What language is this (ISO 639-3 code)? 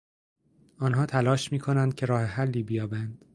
fas